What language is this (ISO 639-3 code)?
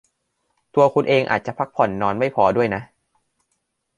tha